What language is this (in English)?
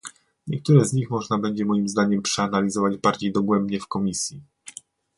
Polish